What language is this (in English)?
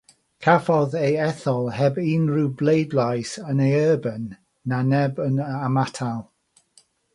Welsh